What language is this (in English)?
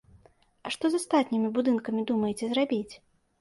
Belarusian